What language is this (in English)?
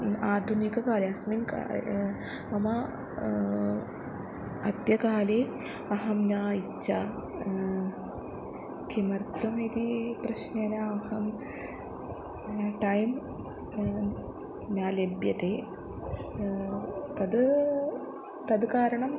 Sanskrit